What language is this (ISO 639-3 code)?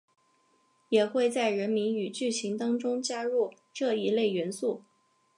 zho